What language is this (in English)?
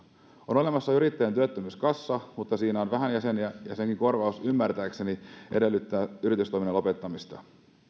Finnish